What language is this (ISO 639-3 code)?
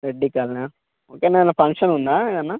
tel